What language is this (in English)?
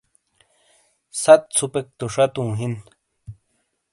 Shina